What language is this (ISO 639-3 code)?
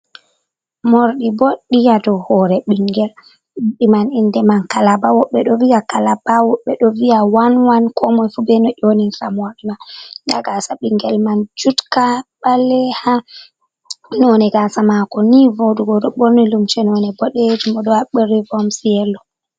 ful